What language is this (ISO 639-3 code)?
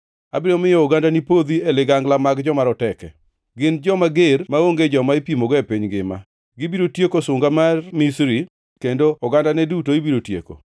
luo